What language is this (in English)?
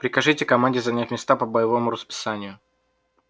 Russian